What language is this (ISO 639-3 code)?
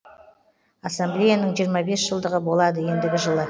kaz